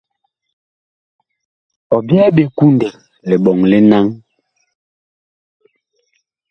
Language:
Bakoko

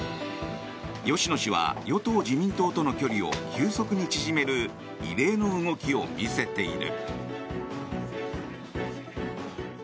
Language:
Japanese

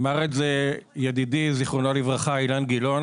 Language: Hebrew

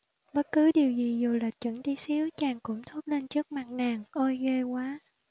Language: Vietnamese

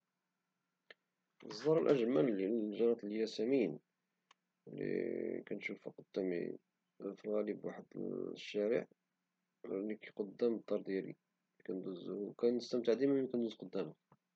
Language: Moroccan Arabic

